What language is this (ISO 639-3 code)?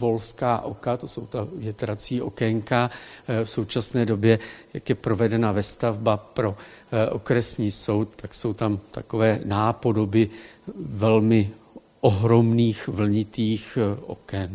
ces